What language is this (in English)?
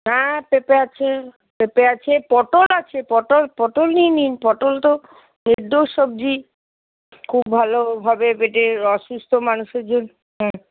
Bangla